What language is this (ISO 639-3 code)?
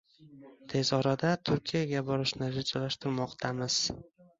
uzb